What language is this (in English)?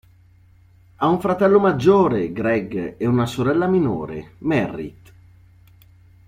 Italian